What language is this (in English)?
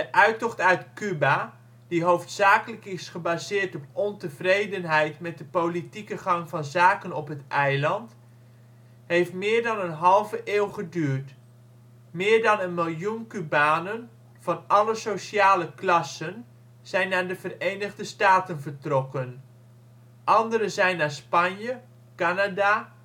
Dutch